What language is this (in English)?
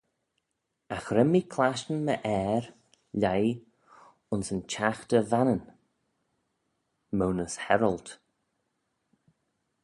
Manx